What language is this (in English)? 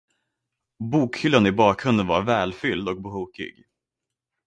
Swedish